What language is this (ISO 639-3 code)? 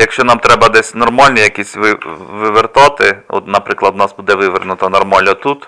ukr